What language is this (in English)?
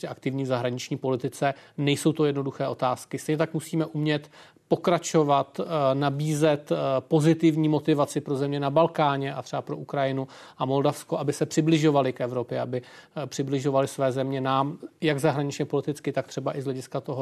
Czech